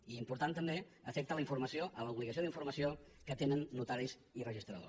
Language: Catalan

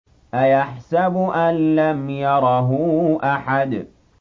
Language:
Arabic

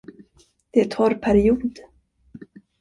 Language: Swedish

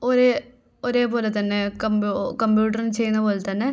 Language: Malayalam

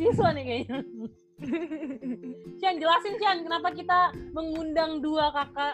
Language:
Indonesian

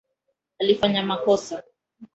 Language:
Swahili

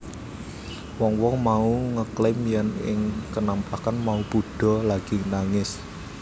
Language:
Javanese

